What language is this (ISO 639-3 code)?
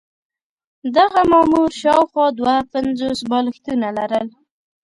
pus